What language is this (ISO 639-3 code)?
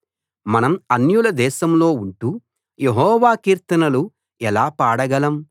tel